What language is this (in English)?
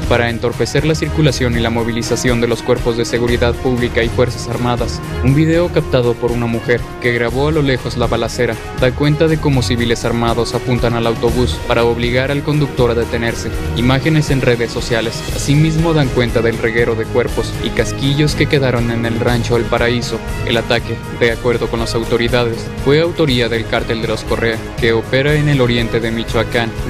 Spanish